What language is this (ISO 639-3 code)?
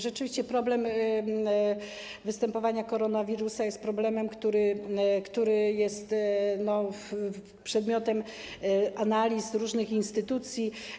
pol